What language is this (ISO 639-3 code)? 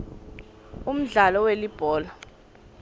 ssw